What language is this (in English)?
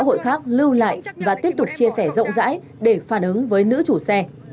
Vietnamese